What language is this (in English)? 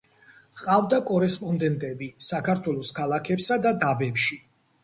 Georgian